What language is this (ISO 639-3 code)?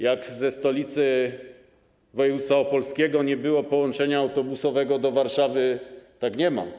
pol